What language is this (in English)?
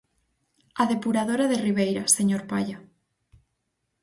Galician